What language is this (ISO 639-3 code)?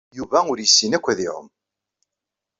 kab